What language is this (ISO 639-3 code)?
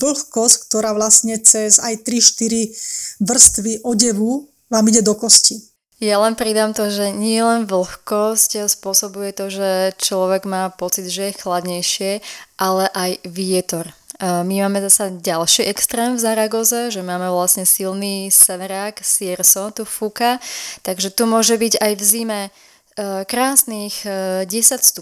slk